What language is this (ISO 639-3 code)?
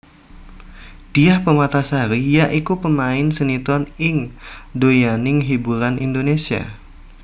jav